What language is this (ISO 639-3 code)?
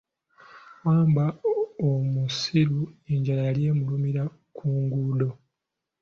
lug